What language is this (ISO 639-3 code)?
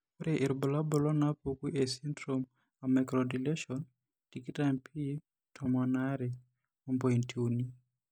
mas